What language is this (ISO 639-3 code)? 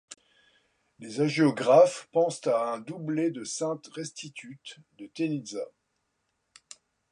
fra